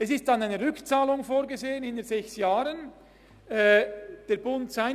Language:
Swiss German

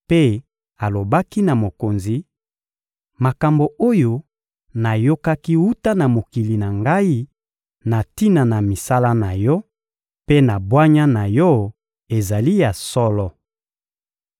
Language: Lingala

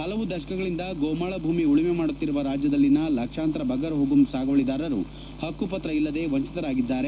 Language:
Kannada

